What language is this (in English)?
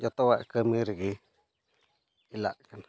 Santali